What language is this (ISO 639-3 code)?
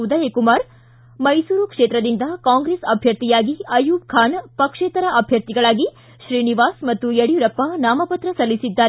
kan